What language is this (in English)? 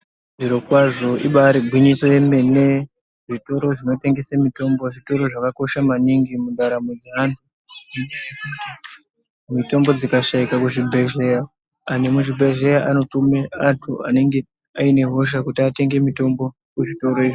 Ndau